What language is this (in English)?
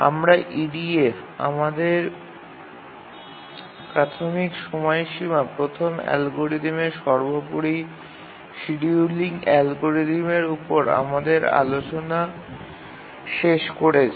Bangla